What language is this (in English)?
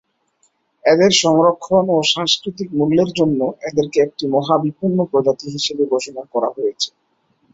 Bangla